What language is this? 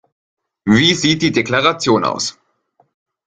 German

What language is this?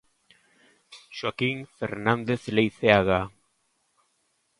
Galician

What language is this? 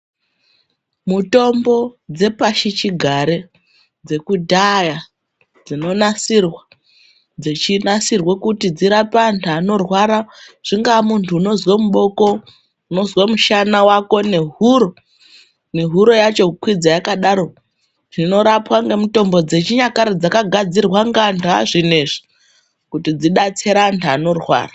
Ndau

